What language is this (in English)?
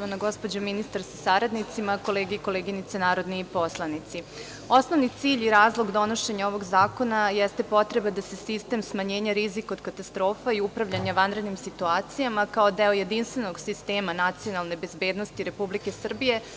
Serbian